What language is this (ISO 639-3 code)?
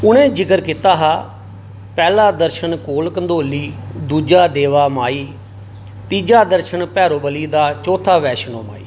doi